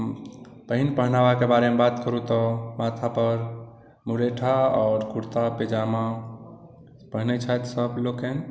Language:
Maithili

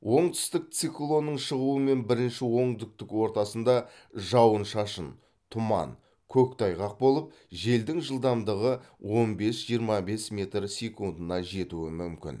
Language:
Kazakh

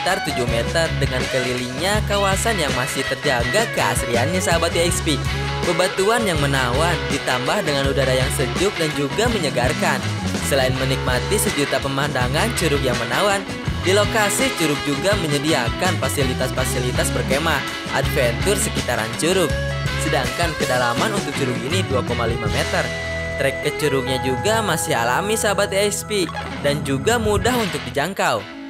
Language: Indonesian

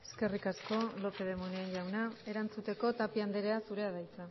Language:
Basque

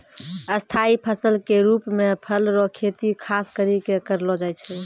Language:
Maithili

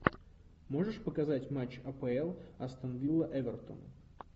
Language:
Russian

